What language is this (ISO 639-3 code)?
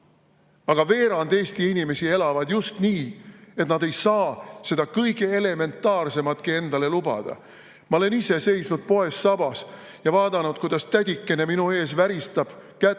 est